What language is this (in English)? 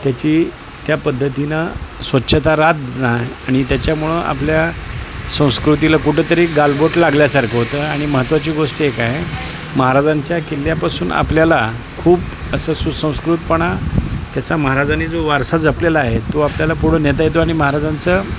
Marathi